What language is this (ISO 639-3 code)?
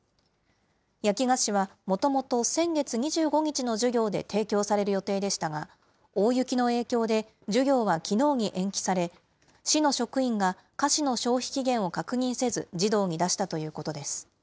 jpn